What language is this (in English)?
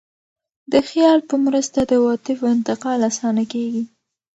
Pashto